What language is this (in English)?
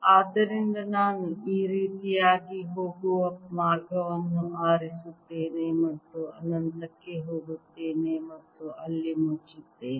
Kannada